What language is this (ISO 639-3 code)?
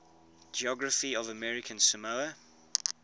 eng